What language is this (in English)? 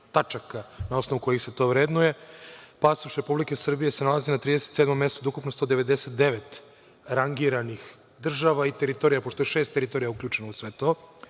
Serbian